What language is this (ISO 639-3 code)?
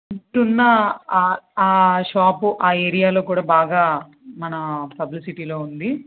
tel